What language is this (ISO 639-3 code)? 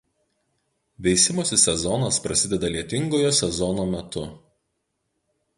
lit